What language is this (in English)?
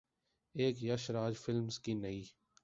Urdu